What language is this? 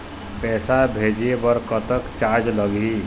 Chhattisgarhi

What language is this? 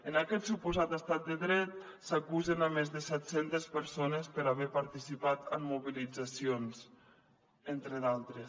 Catalan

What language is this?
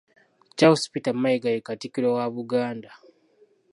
Ganda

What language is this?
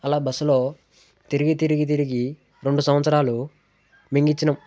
Telugu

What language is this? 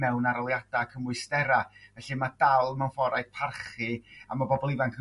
Welsh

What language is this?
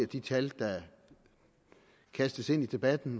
Danish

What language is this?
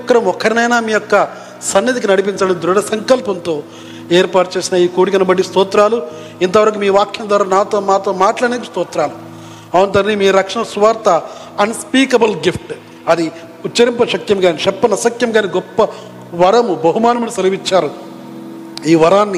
Telugu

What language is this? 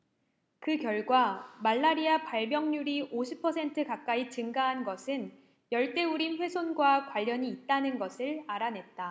Korean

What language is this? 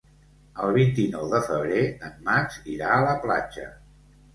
Catalan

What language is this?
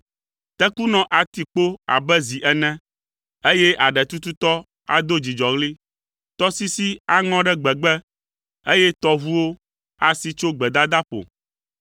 Ewe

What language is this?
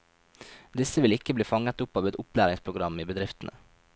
Norwegian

